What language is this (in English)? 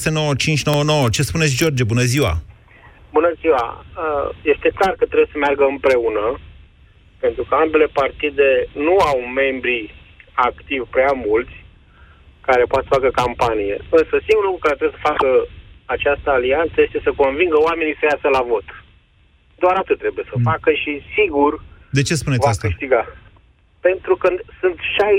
Romanian